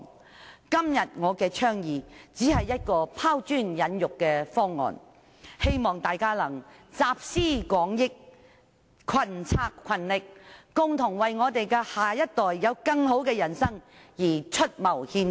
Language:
Cantonese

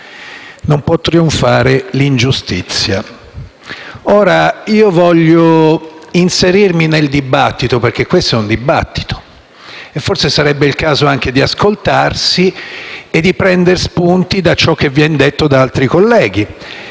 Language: Italian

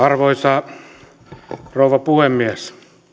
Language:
Finnish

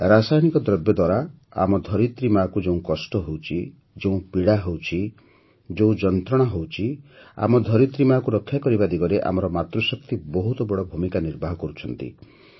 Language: Odia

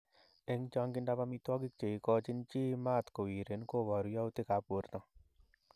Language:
Kalenjin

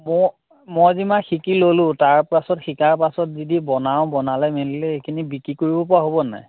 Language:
Assamese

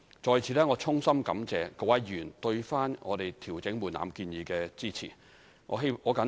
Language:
Cantonese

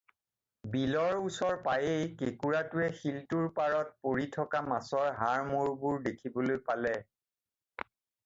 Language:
Assamese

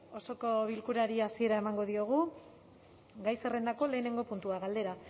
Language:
Basque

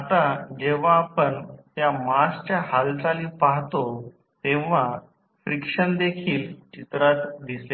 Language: Marathi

